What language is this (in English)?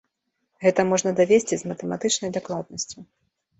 Belarusian